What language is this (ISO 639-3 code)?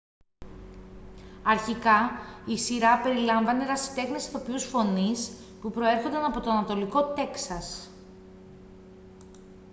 ell